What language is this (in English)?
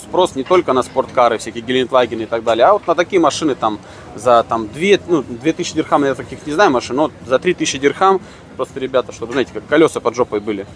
Russian